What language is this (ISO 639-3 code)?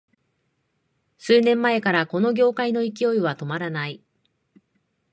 jpn